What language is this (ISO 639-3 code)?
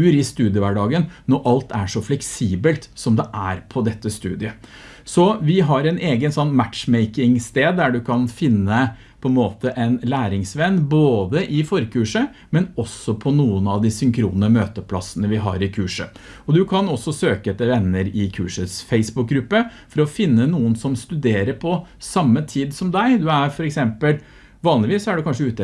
nor